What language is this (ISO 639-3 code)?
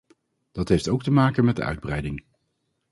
nld